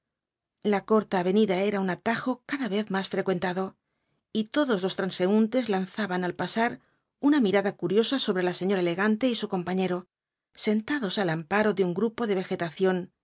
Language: Spanish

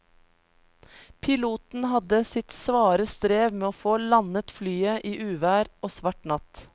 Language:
Norwegian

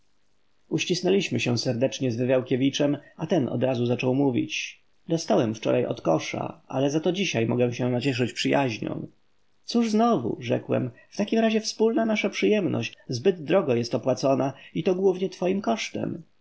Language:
Polish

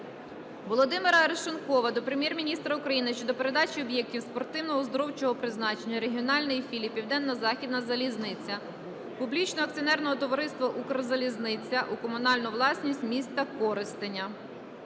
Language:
Ukrainian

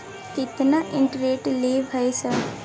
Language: Maithili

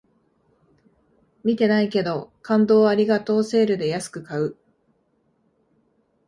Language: Japanese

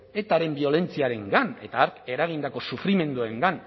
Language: Basque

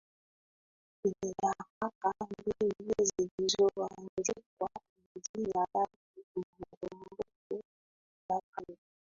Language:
Swahili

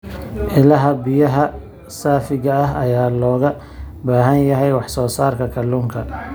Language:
Somali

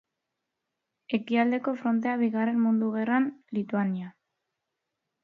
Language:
Basque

